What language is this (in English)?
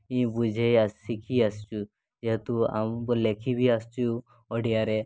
Odia